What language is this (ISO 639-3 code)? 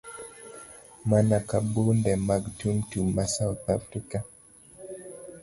luo